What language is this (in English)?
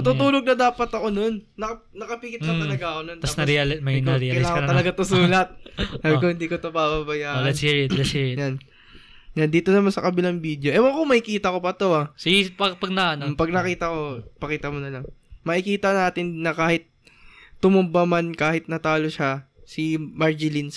Filipino